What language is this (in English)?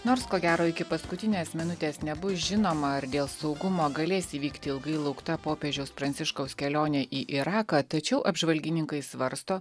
Lithuanian